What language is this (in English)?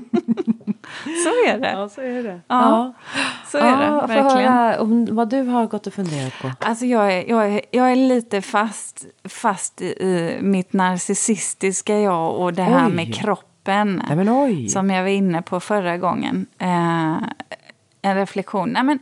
Swedish